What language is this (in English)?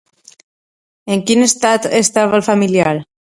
Catalan